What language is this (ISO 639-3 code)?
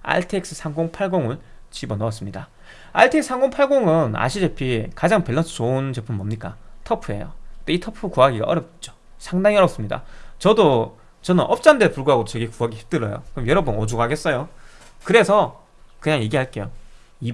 kor